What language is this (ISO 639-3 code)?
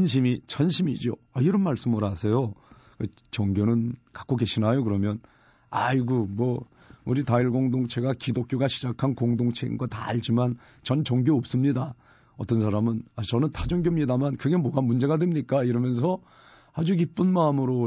kor